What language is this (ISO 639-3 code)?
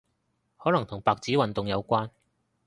yue